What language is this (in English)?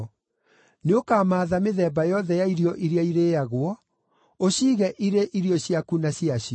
Kikuyu